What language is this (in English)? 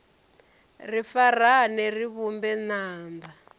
Venda